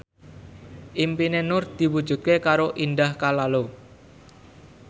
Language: Javanese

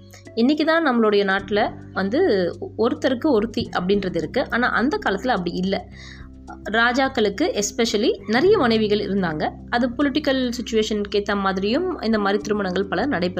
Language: Tamil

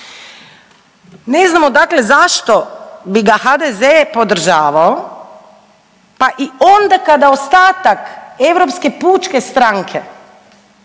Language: Croatian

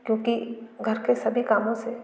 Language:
Hindi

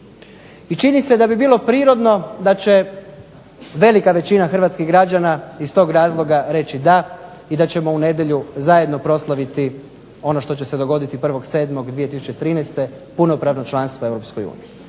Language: Croatian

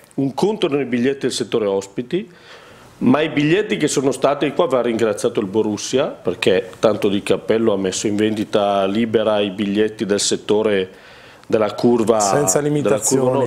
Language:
Italian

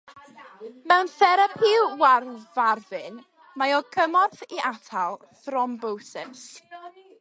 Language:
Welsh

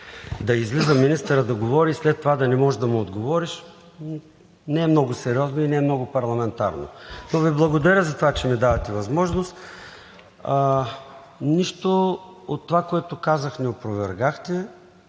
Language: Bulgarian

